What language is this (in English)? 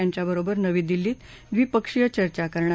Marathi